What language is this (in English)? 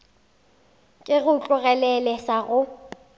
Northern Sotho